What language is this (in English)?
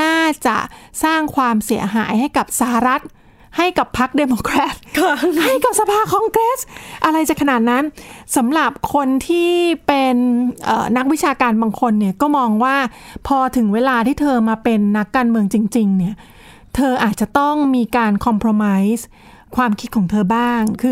Thai